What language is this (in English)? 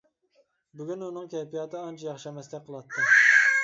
Uyghur